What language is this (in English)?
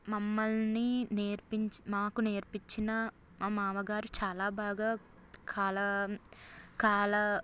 Telugu